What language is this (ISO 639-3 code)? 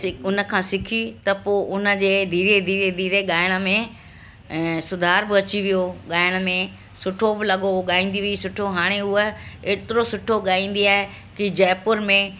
snd